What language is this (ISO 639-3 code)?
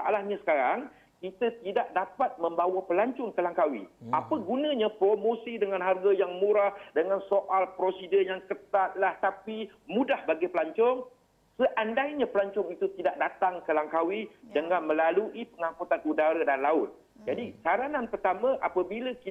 msa